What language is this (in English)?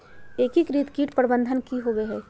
Magahi